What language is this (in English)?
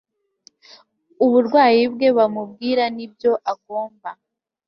Kinyarwanda